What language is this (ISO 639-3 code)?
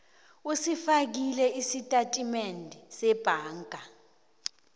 nbl